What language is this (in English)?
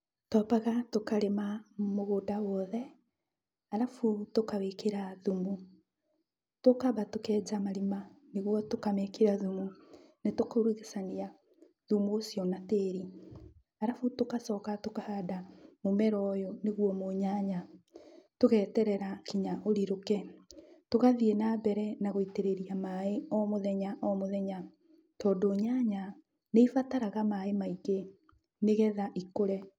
Kikuyu